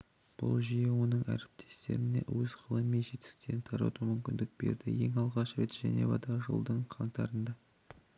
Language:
Kazakh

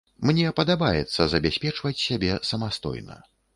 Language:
Belarusian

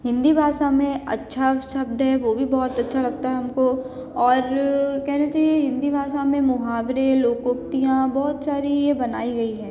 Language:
Hindi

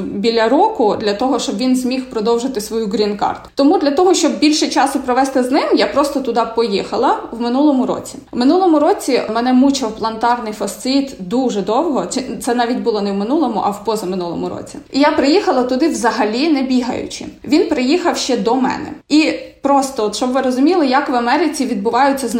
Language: Ukrainian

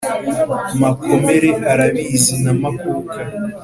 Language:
Kinyarwanda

